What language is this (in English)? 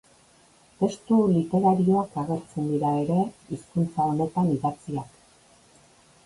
Basque